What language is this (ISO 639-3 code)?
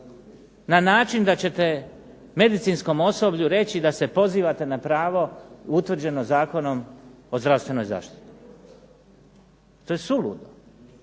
hrv